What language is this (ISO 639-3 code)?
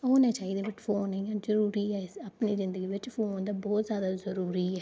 doi